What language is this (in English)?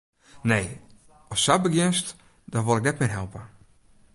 Western Frisian